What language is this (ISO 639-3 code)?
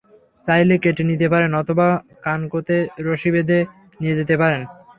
ben